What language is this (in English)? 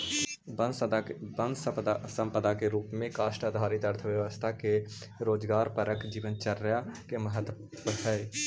Magahi